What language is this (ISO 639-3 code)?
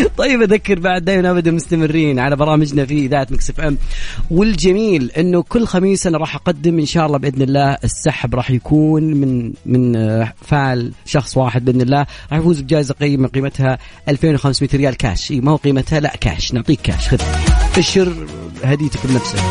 ara